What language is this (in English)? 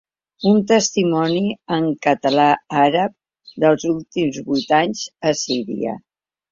Catalan